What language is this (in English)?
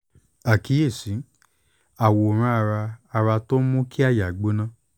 Yoruba